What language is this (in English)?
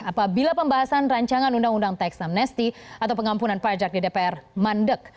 Indonesian